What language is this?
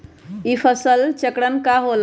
Magahi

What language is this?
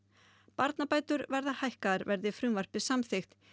Icelandic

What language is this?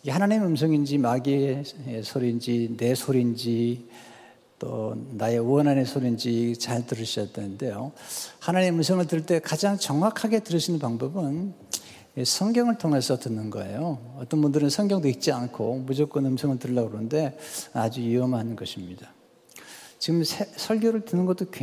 Korean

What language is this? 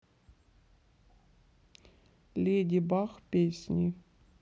Russian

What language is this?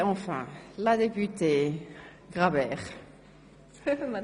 Swiss German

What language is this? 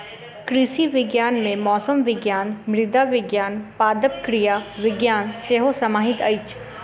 Maithili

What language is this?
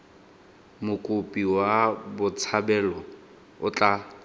Tswana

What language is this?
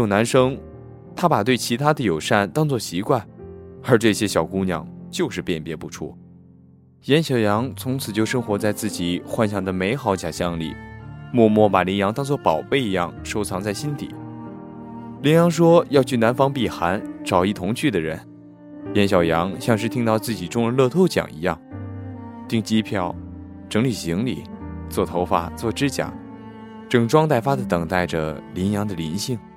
Chinese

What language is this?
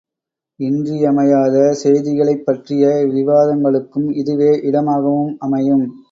Tamil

